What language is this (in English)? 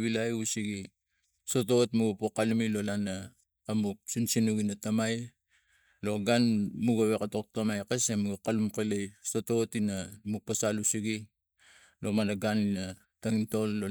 Tigak